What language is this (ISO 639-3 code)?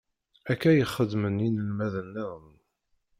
kab